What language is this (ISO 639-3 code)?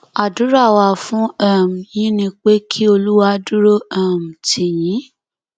yor